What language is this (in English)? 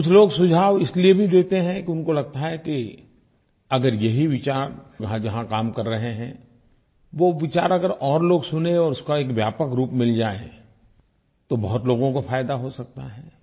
Hindi